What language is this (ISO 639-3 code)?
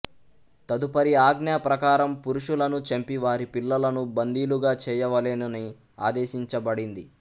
tel